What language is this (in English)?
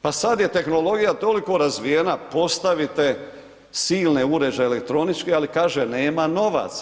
Croatian